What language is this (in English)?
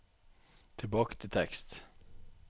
Norwegian